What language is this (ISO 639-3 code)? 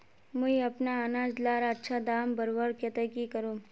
mag